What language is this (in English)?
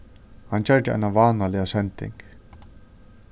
Faroese